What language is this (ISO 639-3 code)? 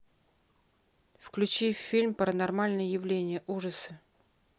rus